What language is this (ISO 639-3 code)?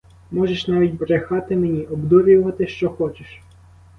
ukr